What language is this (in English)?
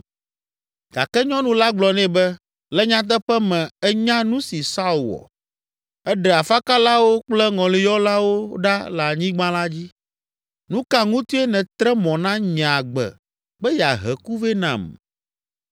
Ewe